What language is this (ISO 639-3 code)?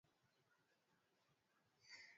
swa